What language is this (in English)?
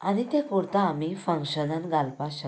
Konkani